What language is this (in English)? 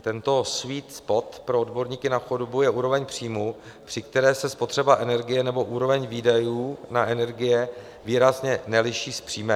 Czech